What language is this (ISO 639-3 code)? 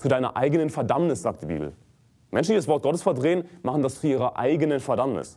deu